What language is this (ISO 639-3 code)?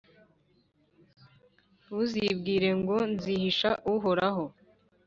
kin